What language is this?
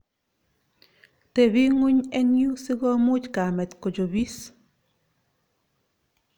Kalenjin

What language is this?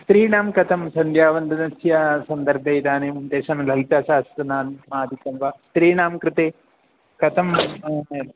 Sanskrit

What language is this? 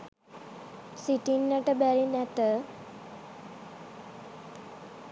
Sinhala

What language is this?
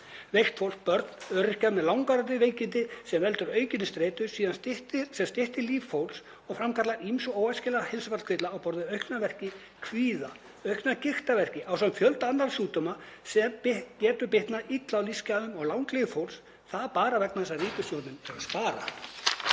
Icelandic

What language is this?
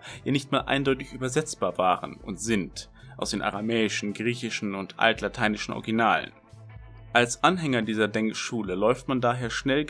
German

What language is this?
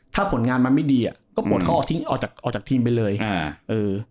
Thai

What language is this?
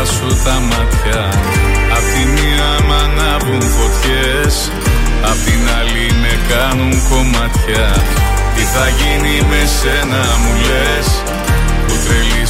Greek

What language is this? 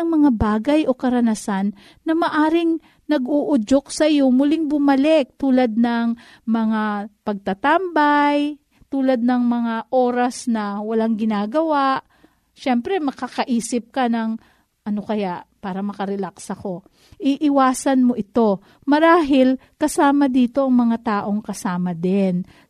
Filipino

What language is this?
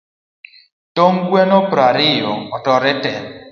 Luo (Kenya and Tanzania)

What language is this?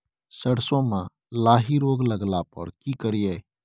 Maithili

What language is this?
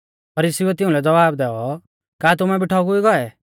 Mahasu Pahari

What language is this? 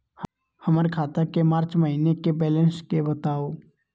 Magahi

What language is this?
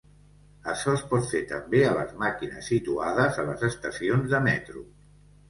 Catalan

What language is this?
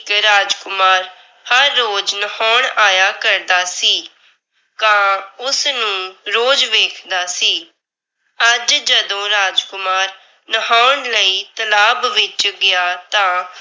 Punjabi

